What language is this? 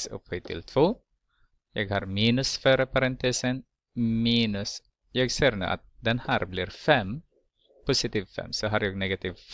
Swedish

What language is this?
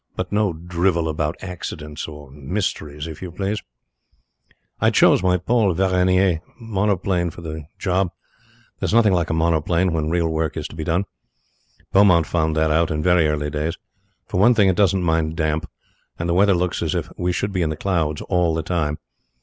English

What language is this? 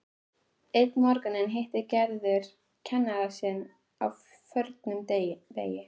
Icelandic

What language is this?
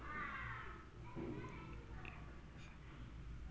Chhattisgarhi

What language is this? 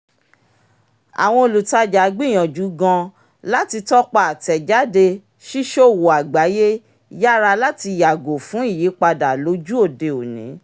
Yoruba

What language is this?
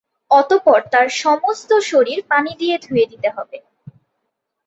Bangla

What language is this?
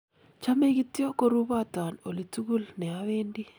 Kalenjin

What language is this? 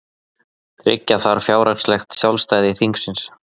Icelandic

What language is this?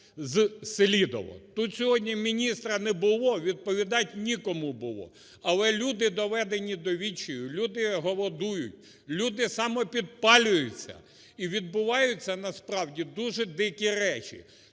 Ukrainian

